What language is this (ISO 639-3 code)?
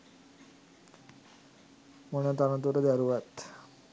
sin